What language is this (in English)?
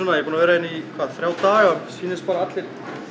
Icelandic